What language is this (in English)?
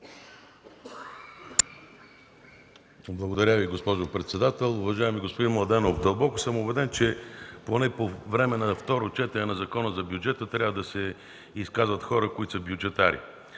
Bulgarian